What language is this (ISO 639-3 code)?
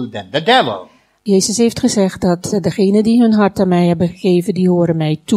nld